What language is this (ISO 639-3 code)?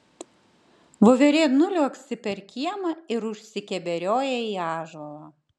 lit